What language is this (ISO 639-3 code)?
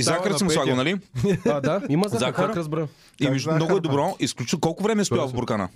bul